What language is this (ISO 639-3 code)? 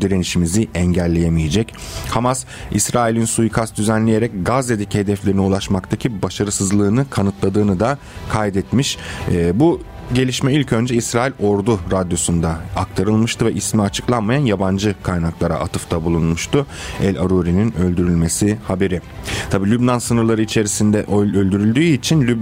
tur